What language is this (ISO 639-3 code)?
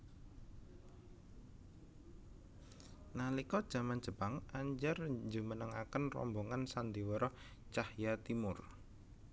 jav